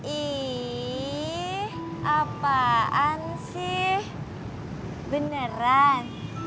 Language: Indonesian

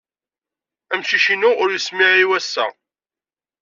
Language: Kabyle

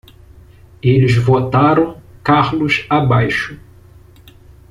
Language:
Portuguese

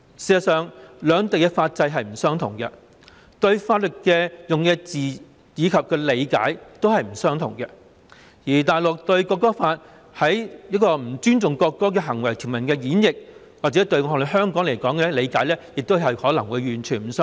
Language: Cantonese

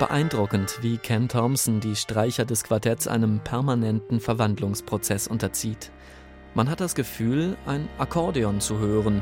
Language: German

